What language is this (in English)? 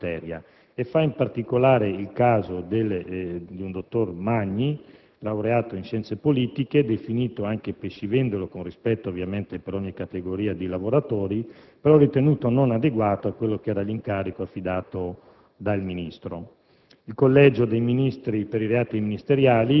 Italian